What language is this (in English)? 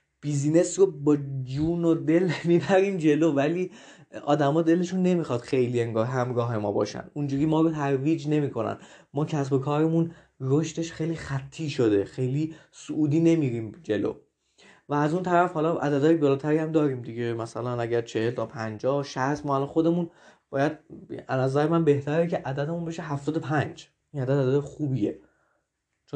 Persian